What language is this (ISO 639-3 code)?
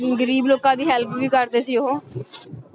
pan